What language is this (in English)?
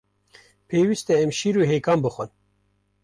Kurdish